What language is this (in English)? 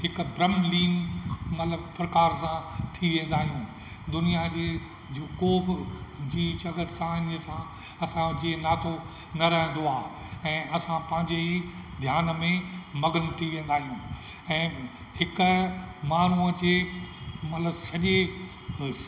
Sindhi